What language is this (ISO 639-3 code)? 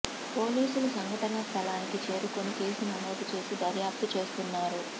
tel